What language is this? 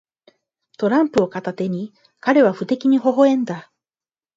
Japanese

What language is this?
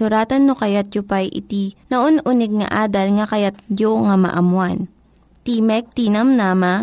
Filipino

